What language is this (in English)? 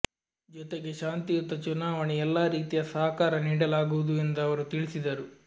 Kannada